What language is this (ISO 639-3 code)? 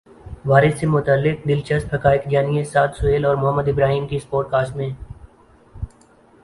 urd